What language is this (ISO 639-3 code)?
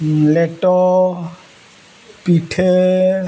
sat